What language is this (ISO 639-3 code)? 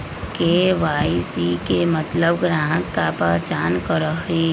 mag